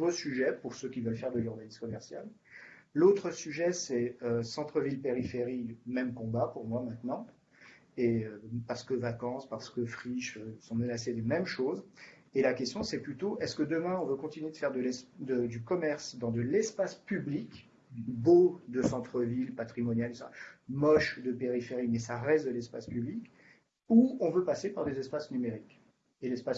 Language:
French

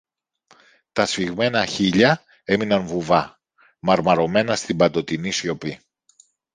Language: Greek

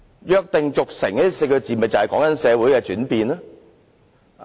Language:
Cantonese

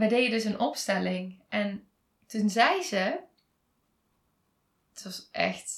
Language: Dutch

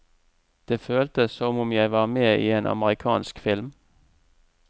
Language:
Norwegian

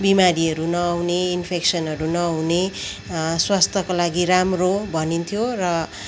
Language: Nepali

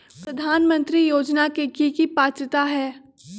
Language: Magahi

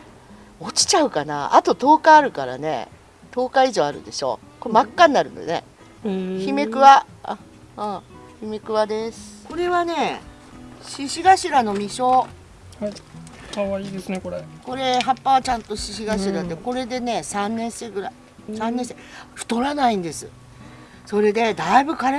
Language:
Japanese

